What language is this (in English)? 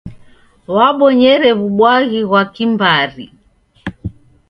Taita